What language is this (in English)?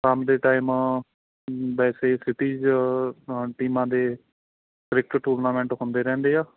Punjabi